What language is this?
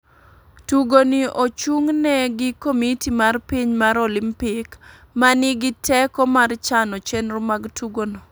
Luo (Kenya and Tanzania)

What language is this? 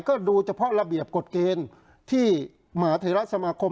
Thai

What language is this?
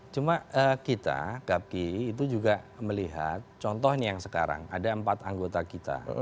Indonesian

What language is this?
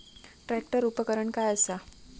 Marathi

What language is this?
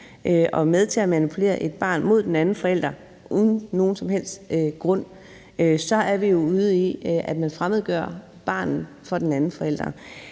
Danish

